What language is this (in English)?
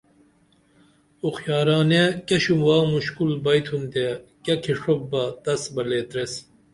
Dameli